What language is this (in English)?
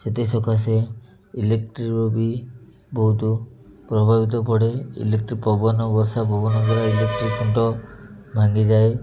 Odia